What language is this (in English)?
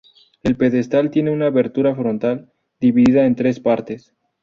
Spanish